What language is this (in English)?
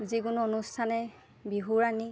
Assamese